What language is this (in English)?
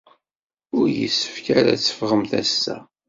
Kabyle